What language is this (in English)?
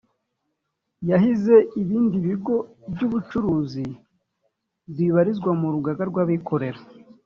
Kinyarwanda